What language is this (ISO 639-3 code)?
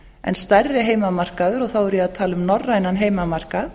isl